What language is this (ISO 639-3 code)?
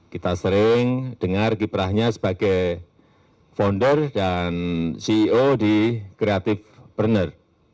ind